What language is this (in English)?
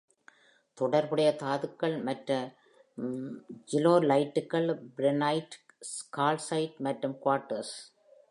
Tamil